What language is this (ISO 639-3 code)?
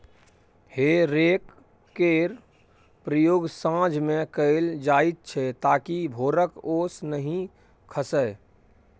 mai